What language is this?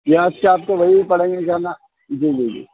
Urdu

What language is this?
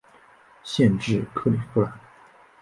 Chinese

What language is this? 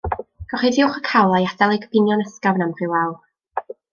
Welsh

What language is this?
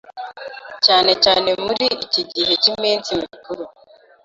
Kinyarwanda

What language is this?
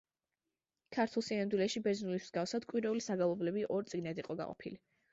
Georgian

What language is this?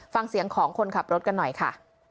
Thai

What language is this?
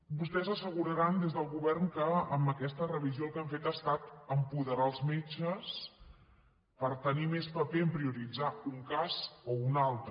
Catalan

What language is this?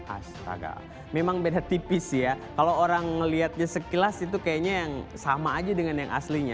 Indonesian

